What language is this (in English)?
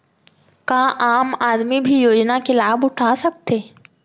Chhattisgarhi